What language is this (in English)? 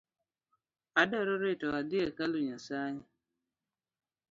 Luo (Kenya and Tanzania)